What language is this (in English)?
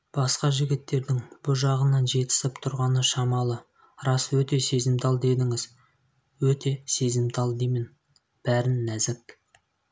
Kazakh